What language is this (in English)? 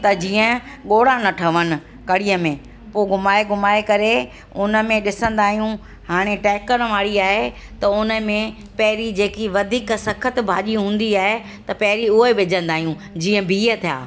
Sindhi